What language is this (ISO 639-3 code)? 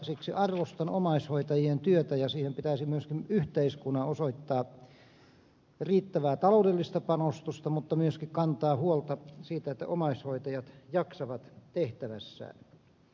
fin